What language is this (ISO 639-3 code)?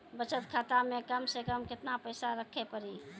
mai